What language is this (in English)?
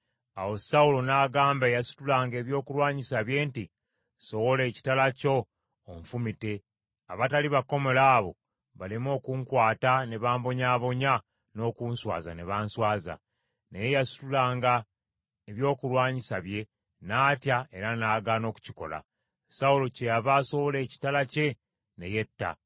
Ganda